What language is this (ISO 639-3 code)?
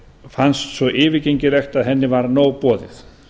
isl